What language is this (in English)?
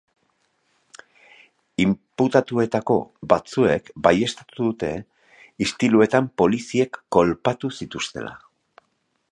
Basque